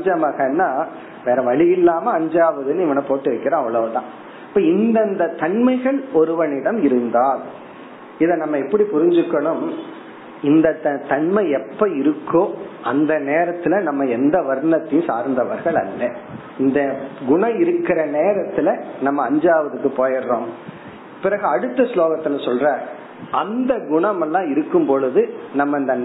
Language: Tamil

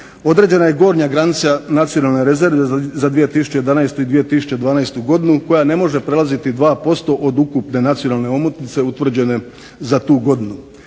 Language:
Croatian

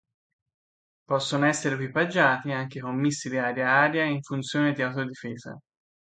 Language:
Italian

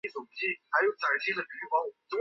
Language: Chinese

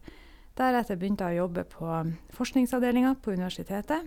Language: Norwegian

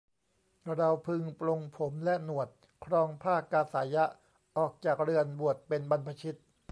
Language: Thai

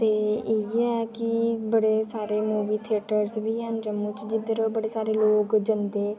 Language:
Dogri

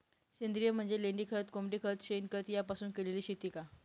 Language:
Marathi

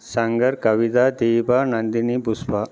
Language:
Tamil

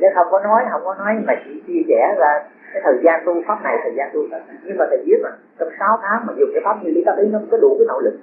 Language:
Vietnamese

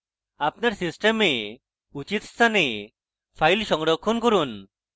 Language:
Bangla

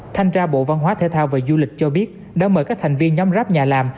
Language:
Vietnamese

